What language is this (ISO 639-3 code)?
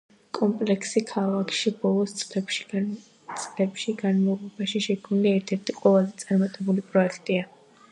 kat